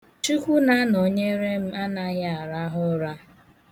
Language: Igbo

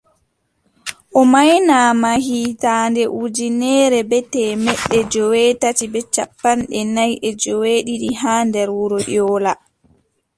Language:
Adamawa Fulfulde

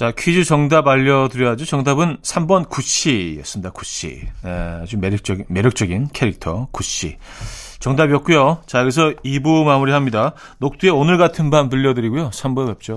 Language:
Korean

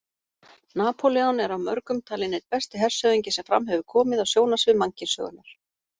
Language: Icelandic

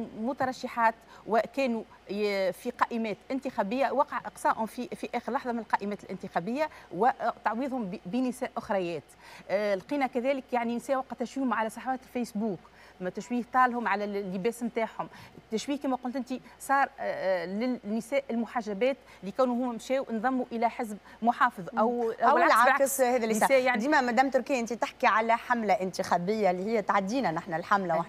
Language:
Arabic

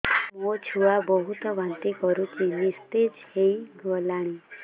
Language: Odia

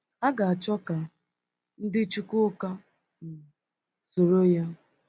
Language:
Igbo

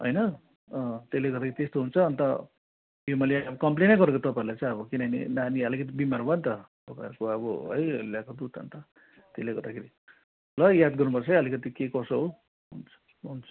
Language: Nepali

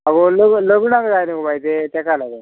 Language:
Konkani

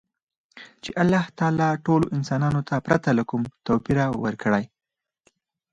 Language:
Pashto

